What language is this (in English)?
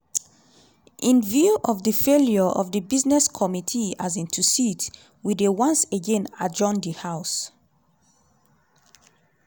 Nigerian Pidgin